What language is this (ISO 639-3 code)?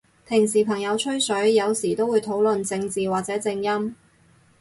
yue